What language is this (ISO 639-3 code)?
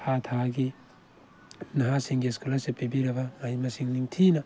mni